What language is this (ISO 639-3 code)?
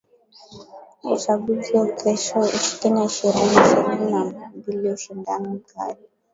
swa